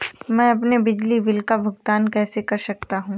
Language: Hindi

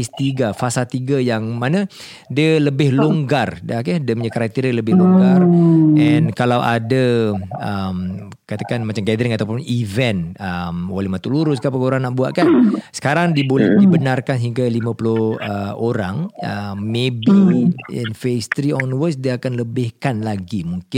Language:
Malay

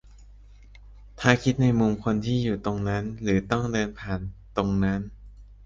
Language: Thai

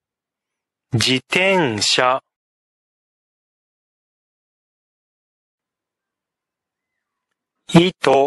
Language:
Japanese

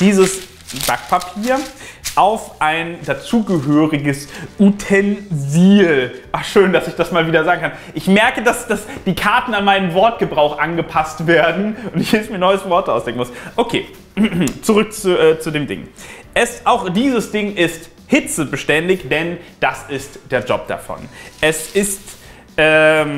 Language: German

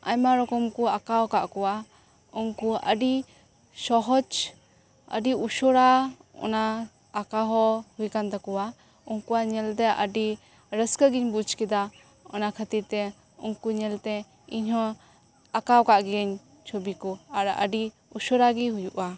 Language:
Santali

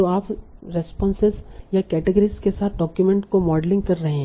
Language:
Hindi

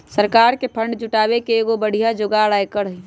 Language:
Magahi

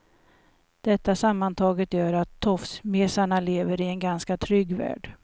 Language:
Swedish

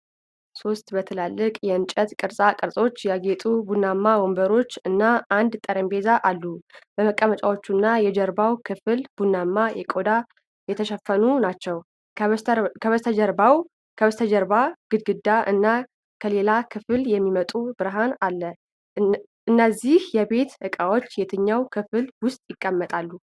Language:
Amharic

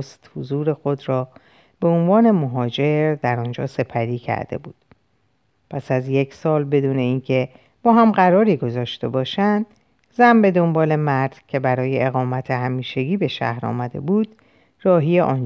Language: Persian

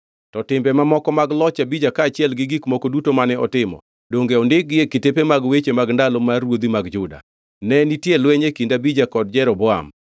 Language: Luo (Kenya and Tanzania)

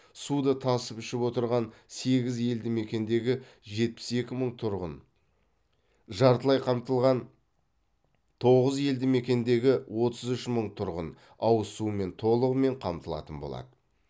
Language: Kazakh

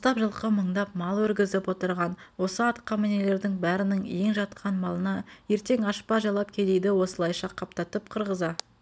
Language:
Kazakh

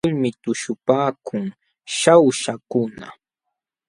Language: Jauja Wanca Quechua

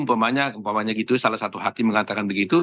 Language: Indonesian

